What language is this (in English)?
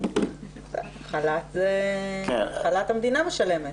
Hebrew